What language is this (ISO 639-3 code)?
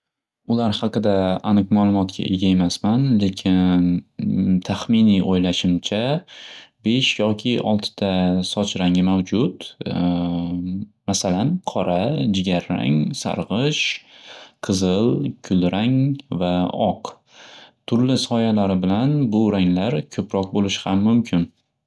uzb